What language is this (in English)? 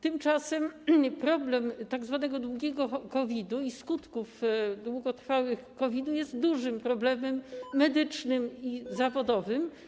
Polish